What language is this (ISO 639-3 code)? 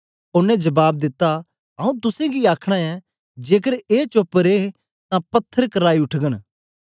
doi